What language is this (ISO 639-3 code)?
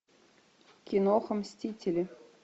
rus